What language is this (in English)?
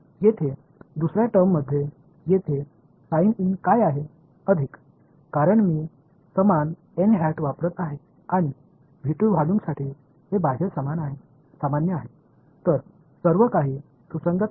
Marathi